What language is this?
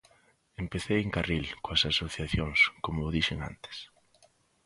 Galician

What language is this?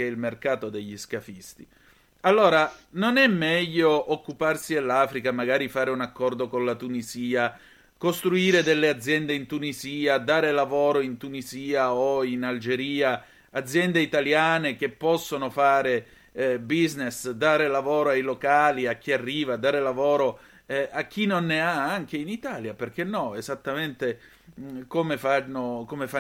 Italian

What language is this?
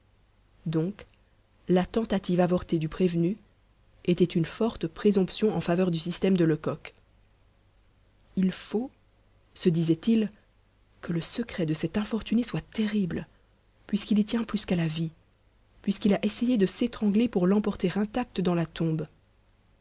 French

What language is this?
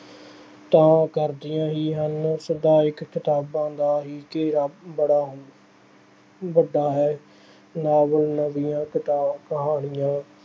Punjabi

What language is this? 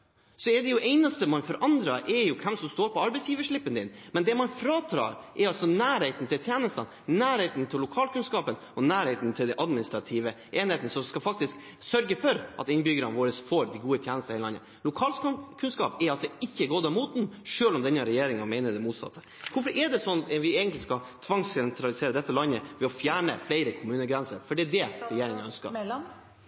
Norwegian Bokmål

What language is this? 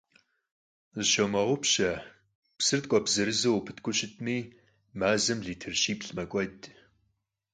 Kabardian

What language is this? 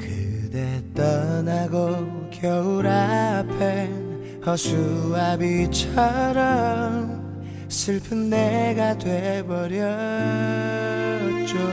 Korean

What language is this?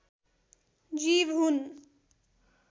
Nepali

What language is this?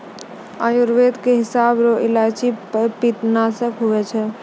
Maithili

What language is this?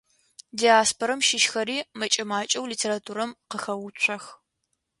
Adyghe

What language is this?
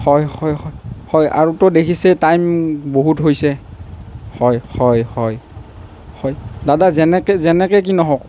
Assamese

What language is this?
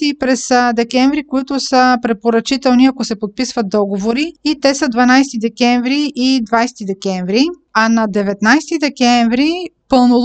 Bulgarian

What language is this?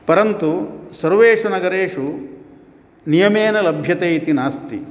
Sanskrit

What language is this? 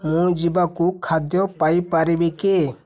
Odia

